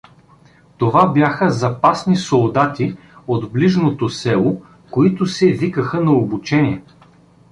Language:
Bulgarian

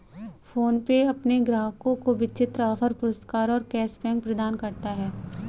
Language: Hindi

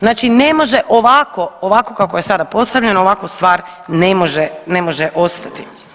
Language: Croatian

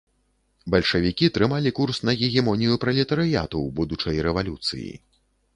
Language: Belarusian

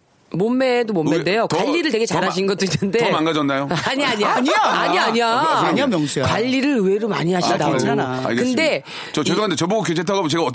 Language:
Korean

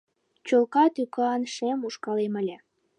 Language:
Mari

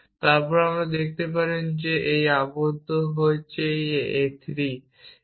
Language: Bangla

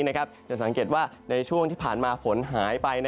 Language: Thai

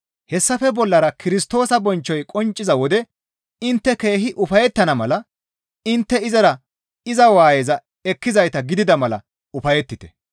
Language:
Gamo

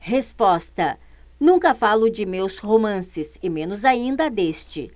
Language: Portuguese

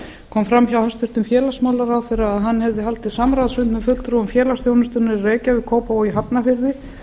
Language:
Icelandic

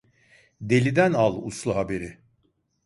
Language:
Turkish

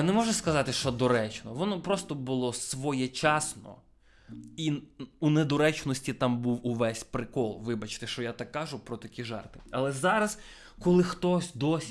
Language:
Ukrainian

